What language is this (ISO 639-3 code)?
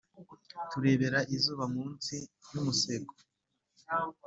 kin